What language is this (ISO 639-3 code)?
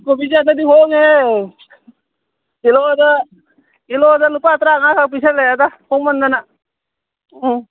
mni